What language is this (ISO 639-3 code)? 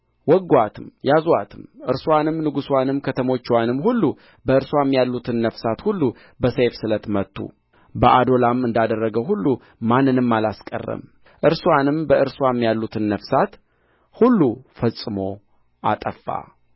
amh